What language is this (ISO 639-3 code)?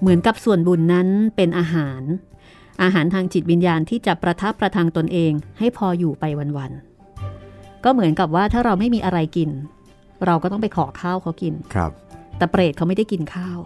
tha